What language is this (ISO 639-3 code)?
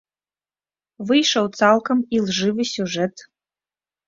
bel